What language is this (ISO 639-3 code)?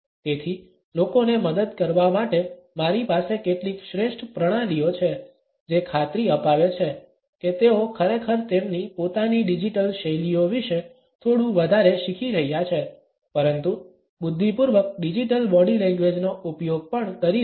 guj